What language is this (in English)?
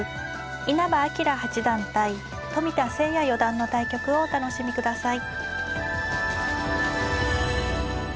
Japanese